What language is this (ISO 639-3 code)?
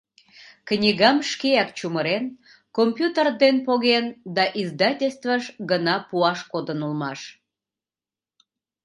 chm